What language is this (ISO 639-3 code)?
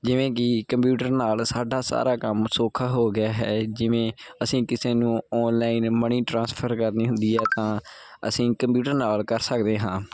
pan